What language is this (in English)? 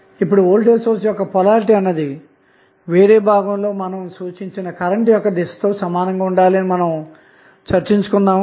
Telugu